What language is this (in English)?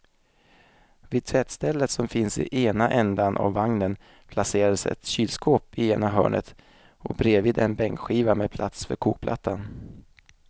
Swedish